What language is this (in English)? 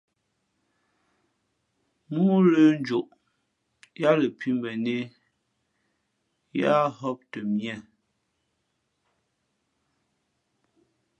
Fe'fe'